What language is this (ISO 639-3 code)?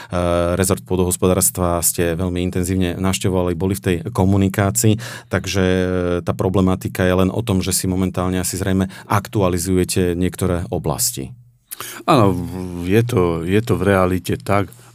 slk